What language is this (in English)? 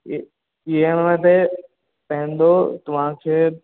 Sindhi